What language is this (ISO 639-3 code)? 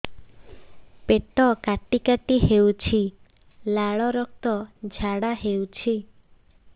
ori